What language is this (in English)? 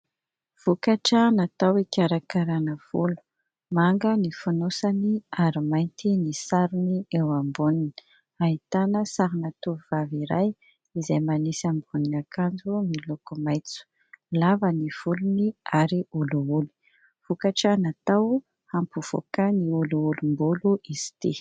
Malagasy